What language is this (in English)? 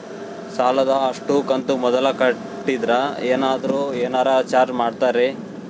Kannada